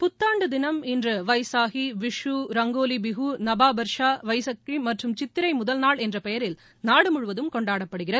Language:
Tamil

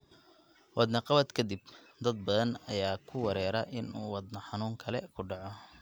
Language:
Somali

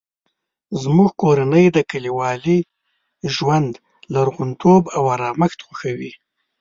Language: Pashto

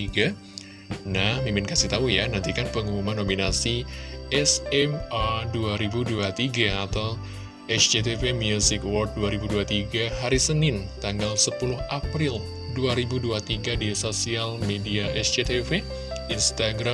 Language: Indonesian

